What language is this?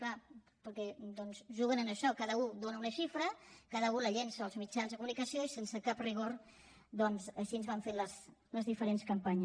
Catalan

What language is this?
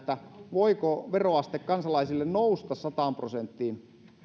Finnish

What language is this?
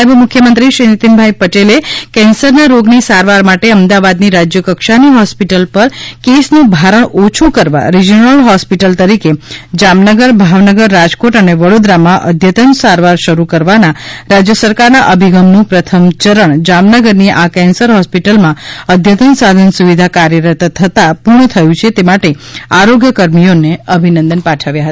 Gujarati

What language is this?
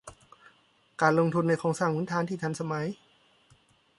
Thai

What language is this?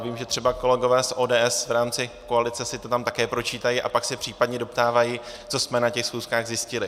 Czech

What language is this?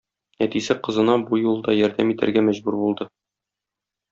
Tatar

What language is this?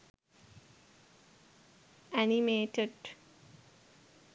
Sinhala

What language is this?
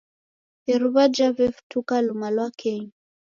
Taita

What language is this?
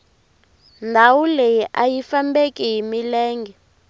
Tsonga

